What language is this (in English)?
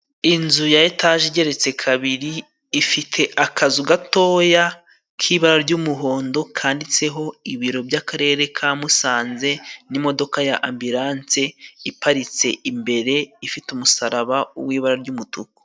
Kinyarwanda